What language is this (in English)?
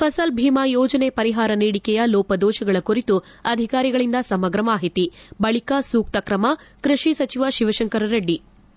Kannada